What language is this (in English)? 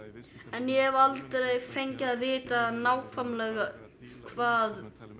Icelandic